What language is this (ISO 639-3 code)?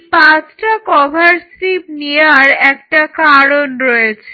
ben